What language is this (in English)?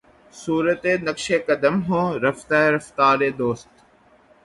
Urdu